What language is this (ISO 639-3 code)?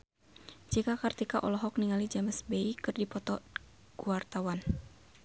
sun